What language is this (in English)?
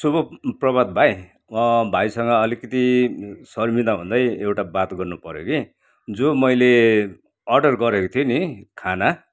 Nepali